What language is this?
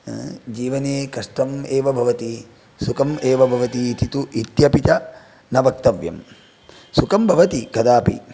Sanskrit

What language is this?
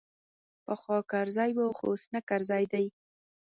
Pashto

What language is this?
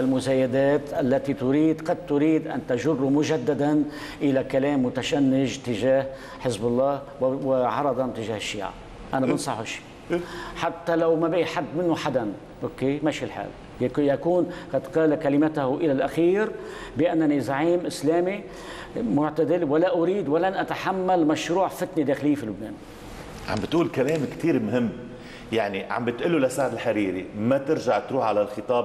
Arabic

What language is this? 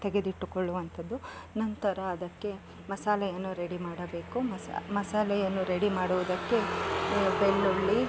Kannada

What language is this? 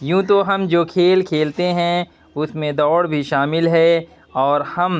Urdu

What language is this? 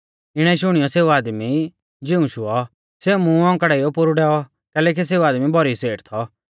Mahasu Pahari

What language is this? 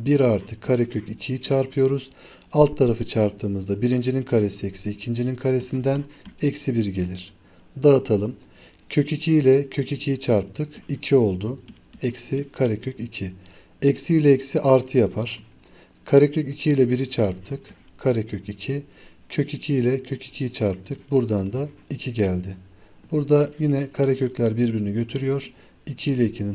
Turkish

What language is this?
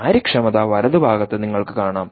Malayalam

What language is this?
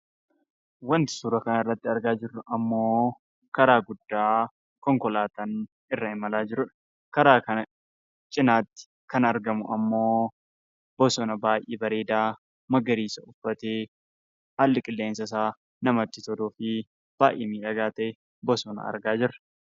Oromo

